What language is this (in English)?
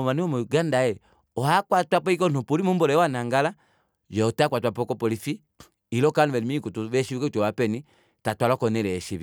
Kuanyama